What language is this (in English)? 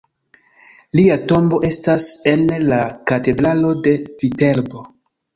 Esperanto